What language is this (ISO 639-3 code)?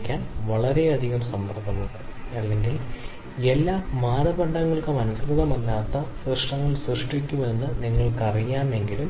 mal